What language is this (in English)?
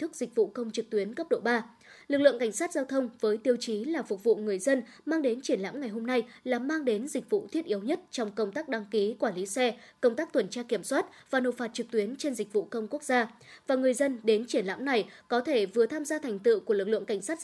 Vietnamese